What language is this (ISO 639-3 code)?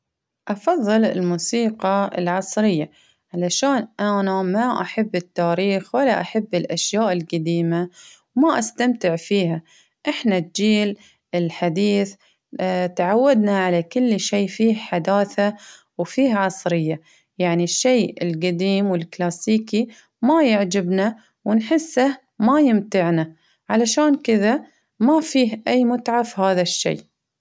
abv